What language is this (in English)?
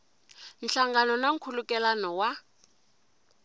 Tsonga